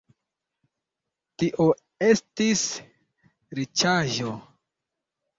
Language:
Esperanto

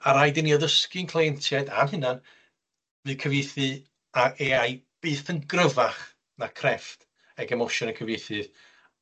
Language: Welsh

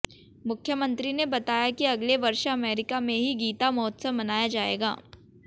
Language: Hindi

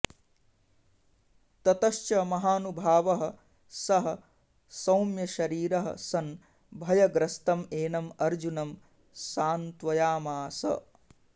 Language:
Sanskrit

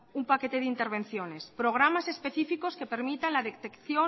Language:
Spanish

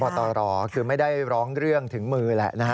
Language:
Thai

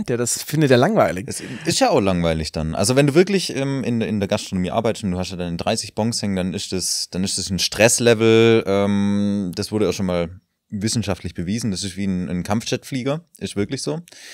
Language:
German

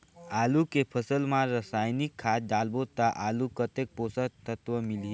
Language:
Chhattisgarhi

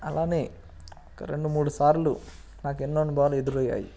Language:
Telugu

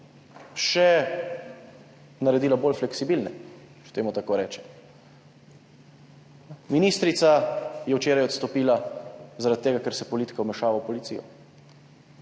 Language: Slovenian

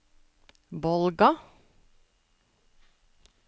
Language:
Norwegian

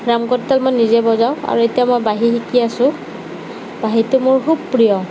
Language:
Assamese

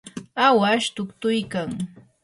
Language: Yanahuanca Pasco Quechua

